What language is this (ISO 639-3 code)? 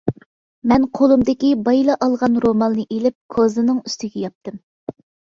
uig